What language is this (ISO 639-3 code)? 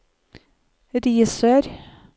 nor